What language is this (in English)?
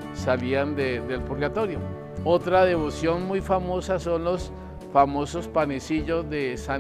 Spanish